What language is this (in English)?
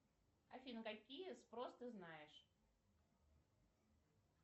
Russian